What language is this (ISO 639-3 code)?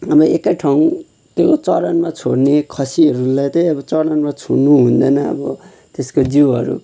nep